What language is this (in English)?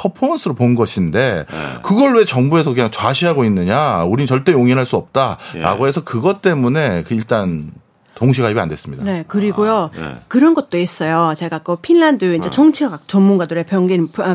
Korean